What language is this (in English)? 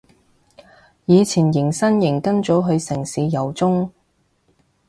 Cantonese